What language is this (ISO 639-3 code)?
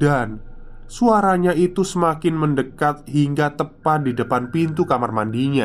ind